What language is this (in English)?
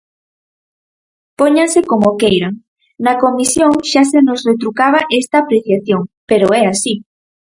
Galician